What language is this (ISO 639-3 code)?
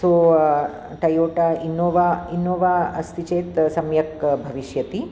san